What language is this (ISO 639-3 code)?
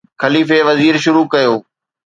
snd